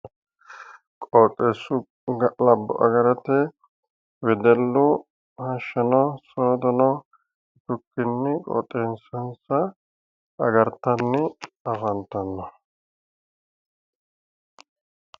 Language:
Sidamo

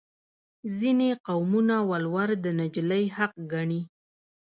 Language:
Pashto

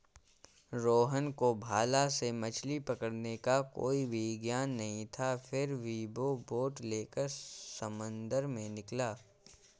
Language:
Hindi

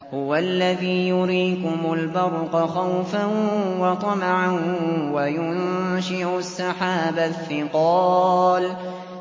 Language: Arabic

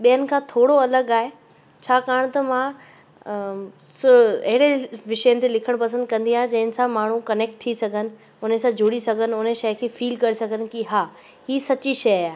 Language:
Sindhi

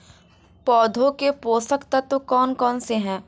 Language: Hindi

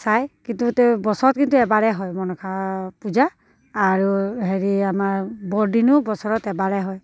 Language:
Assamese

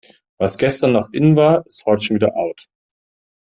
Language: German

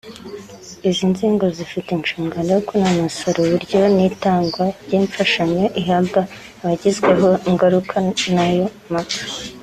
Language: Kinyarwanda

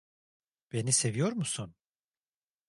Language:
Turkish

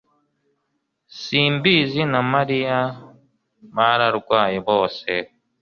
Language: Kinyarwanda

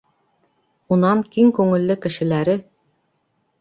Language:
Bashkir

